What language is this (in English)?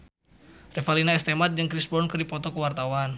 Sundanese